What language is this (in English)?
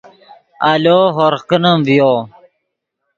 Yidgha